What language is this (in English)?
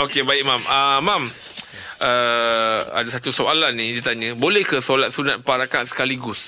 Malay